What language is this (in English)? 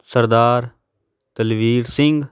Punjabi